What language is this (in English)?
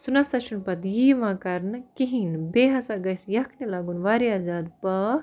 Kashmiri